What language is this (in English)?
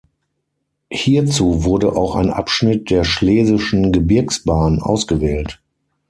German